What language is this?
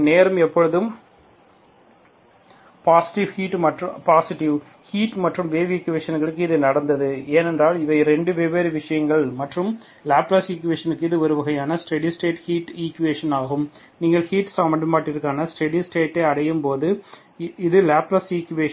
Tamil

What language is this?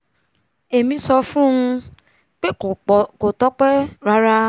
Yoruba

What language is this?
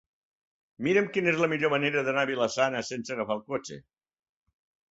Catalan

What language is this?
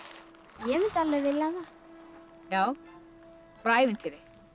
Icelandic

